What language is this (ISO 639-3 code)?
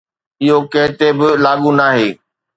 snd